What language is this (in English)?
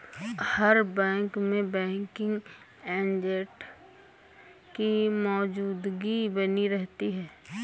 Hindi